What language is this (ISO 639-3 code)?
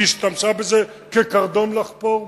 heb